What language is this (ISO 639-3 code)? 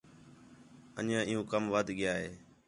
xhe